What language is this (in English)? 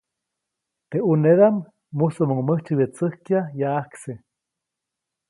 Copainalá Zoque